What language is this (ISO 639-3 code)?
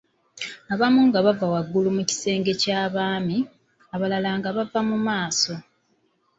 lug